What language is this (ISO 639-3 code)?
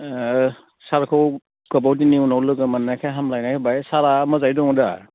brx